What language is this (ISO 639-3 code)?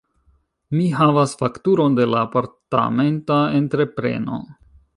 epo